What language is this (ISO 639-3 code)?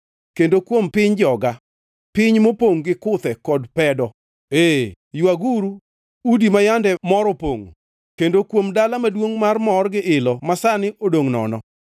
luo